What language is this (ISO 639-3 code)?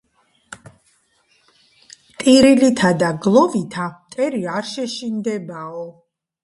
kat